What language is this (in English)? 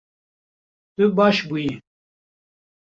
Kurdish